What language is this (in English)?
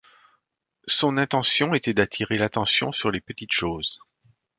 French